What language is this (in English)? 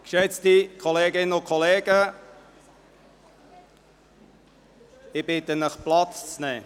Swiss German